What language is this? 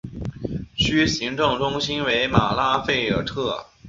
Chinese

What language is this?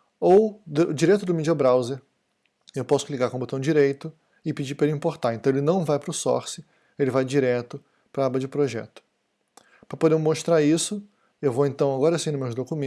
Portuguese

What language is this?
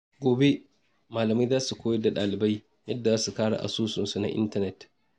Hausa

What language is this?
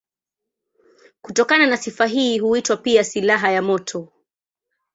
Swahili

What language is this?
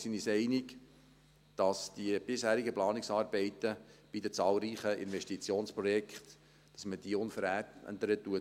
Swiss German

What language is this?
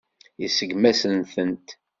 Kabyle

